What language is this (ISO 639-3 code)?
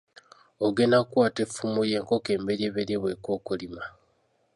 lug